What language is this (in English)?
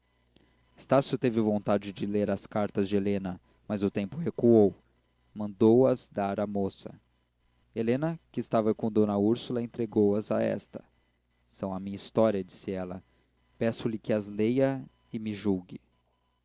Portuguese